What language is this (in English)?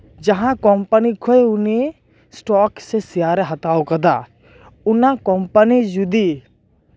Santali